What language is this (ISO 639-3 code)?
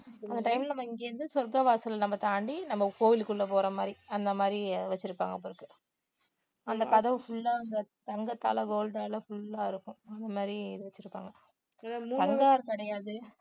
tam